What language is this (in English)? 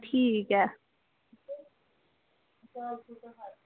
Dogri